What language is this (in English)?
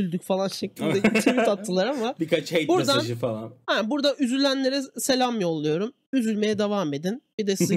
Turkish